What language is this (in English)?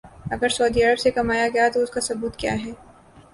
Urdu